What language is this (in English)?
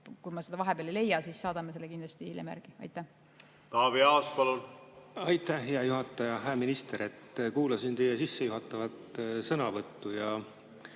Estonian